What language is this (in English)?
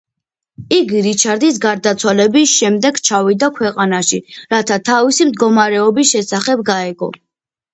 Georgian